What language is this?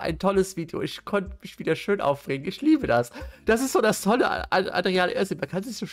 German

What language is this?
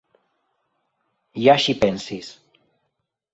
Esperanto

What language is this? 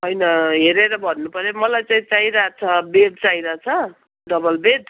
Nepali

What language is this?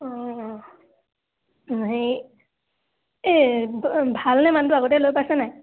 Assamese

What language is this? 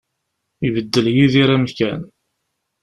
Kabyle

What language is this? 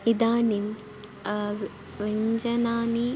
Sanskrit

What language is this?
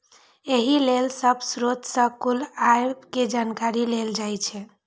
Maithili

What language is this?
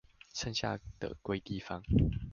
Chinese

